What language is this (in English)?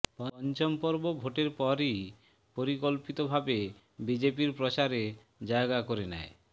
Bangla